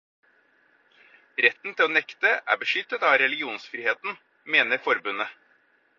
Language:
Norwegian Bokmål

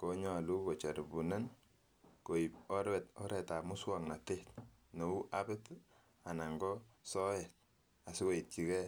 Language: Kalenjin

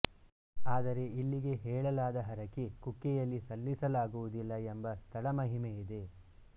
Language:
Kannada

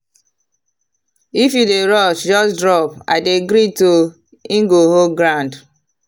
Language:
Nigerian Pidgin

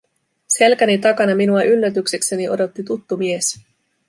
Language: Finnish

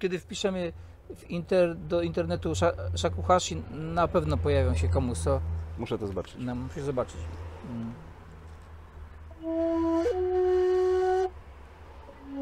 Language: Polish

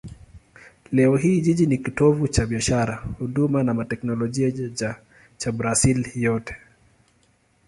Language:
Swahili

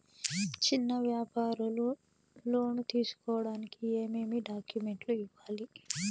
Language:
Telugu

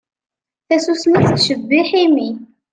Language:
Kabyle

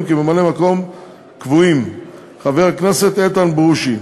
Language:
Hebrew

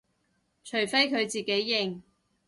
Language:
Cantonese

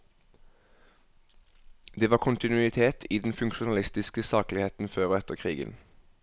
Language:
Norwegian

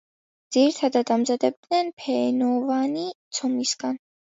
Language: Georgian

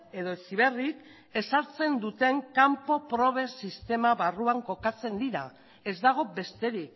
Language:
Basque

